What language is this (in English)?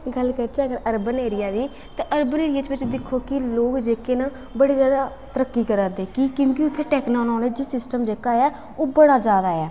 Dogri